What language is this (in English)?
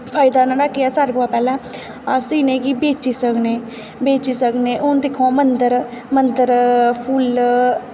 Dogri